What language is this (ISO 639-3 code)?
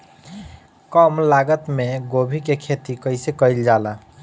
bho